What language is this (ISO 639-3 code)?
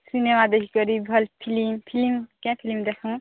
ori